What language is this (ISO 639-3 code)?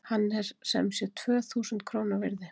isl